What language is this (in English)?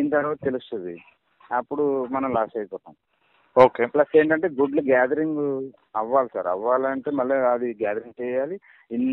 Telugu